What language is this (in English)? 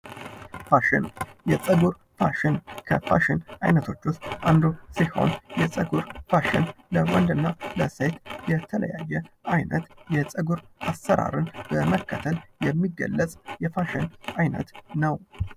Amharic